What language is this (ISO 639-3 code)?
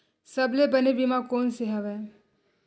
hne